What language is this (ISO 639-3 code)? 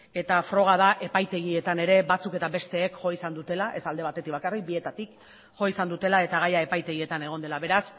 eus